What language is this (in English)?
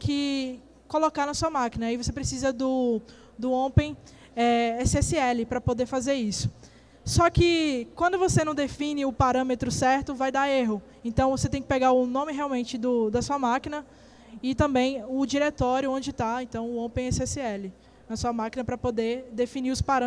Portuguese